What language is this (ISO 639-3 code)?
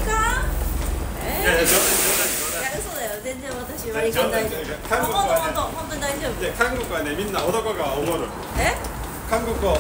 jpn